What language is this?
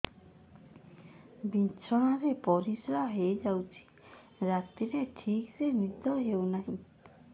Odia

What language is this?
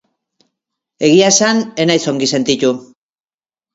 Basque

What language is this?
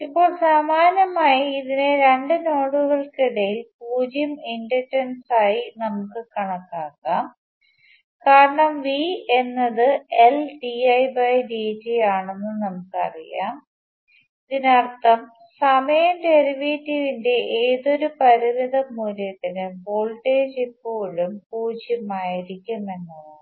Malayalam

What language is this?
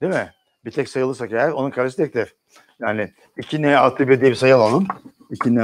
Turkish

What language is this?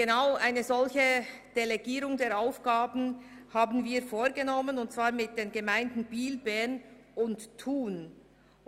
Swiss German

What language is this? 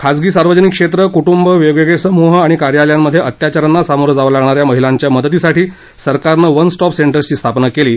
Marathi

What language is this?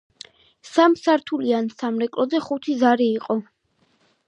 Georgian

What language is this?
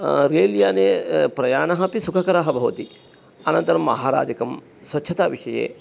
Sanskrit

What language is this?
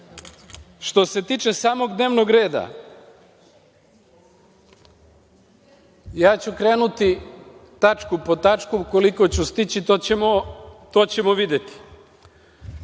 Serbian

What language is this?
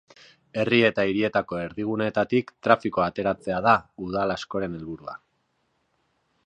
Basque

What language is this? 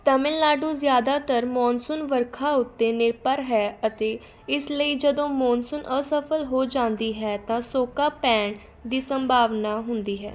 Punjabi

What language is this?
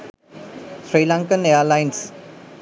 Sinhala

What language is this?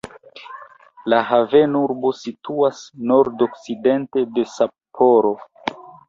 Esperanto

